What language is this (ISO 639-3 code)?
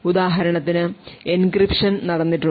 mal